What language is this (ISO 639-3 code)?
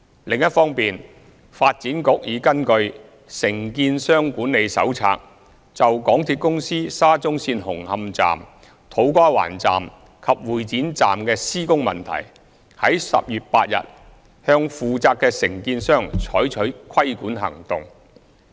yue